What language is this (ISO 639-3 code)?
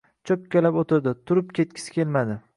uzb